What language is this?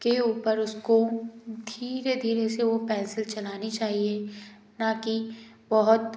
Hindi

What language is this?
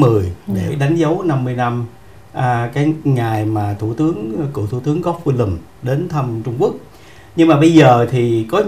Vietnamese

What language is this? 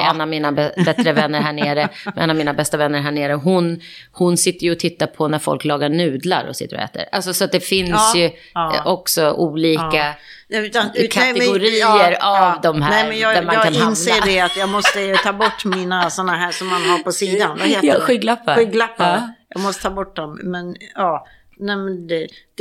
Swedish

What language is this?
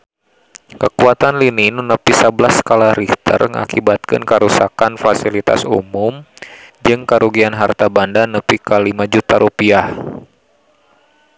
Sundanese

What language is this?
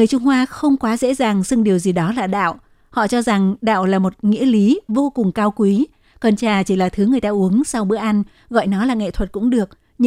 Vietnamese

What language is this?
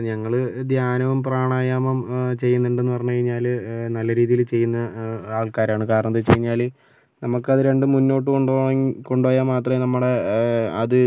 Malayalam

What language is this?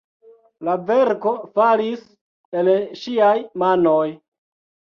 Esperanto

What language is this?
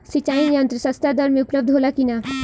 Bhojpuri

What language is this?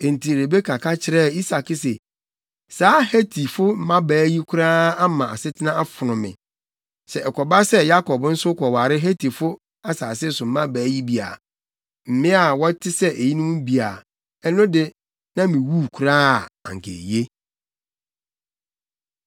Akan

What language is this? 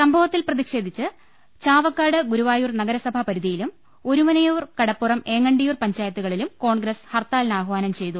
Malayalam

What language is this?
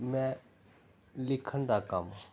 Punjabi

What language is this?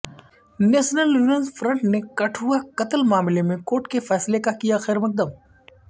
Urdu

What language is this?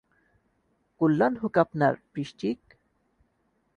Bangla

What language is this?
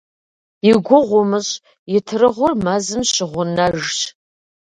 Kabardian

